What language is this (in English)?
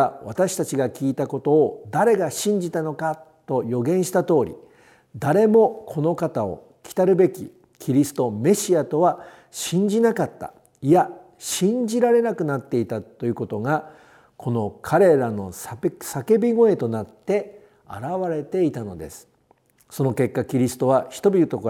Japanese